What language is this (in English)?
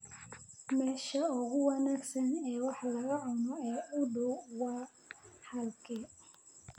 Somali